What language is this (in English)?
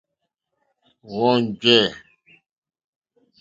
Mokpwe